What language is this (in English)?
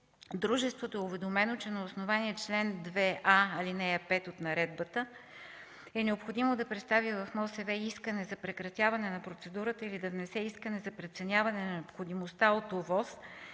Bulgarian